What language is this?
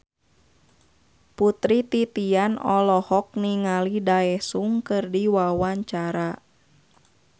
Sundanese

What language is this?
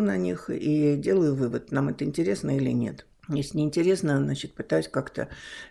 Russian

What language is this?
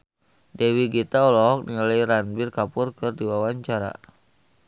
Sundanese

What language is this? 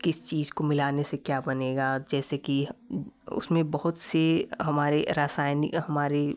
Hindi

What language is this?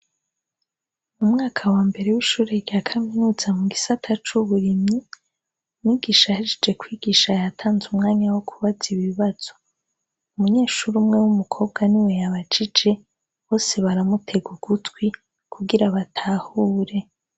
Rundi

